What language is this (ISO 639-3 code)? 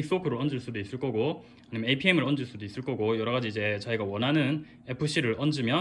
kor